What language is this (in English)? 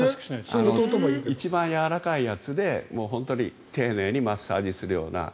Japanese